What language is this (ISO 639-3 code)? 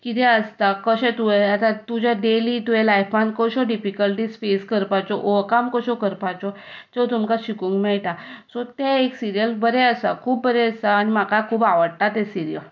kok